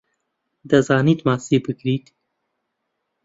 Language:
Central Kurdish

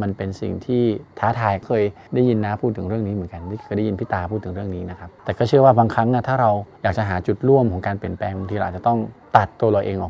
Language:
Thai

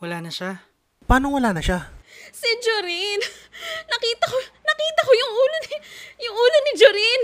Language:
Filipino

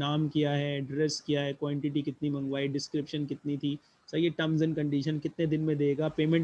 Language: Hindi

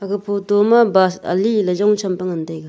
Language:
Wancho Naga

